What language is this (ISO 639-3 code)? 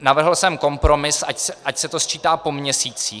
ces